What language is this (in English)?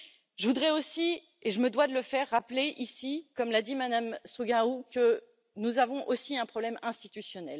French